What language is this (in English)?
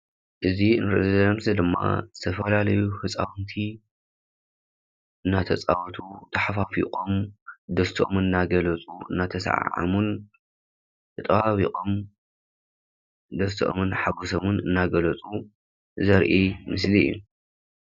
Tigrinya